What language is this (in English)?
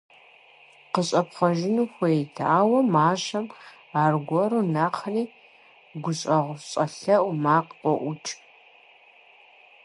Kabardian